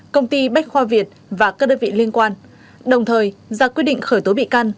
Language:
Vietnamese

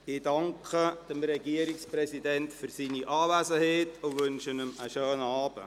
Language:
Swiss German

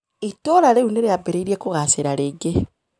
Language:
Kikuyu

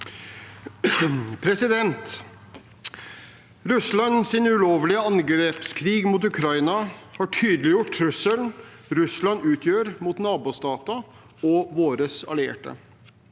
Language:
Norwegian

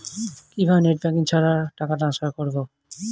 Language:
Bangla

